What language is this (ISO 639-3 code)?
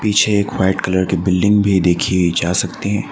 hin